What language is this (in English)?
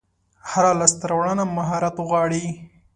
Pashto